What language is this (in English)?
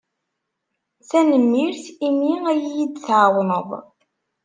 Kabyle